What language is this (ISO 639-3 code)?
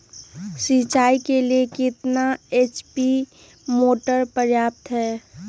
mag